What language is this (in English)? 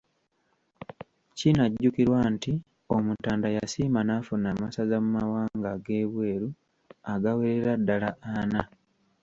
Ganda